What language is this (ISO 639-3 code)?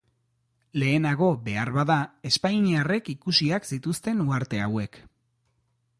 eus